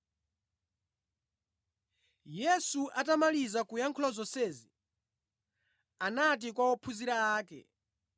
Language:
Nyanja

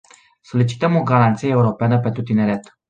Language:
Romanian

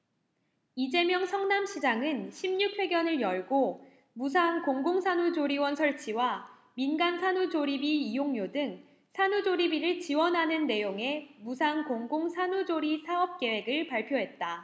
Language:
Korean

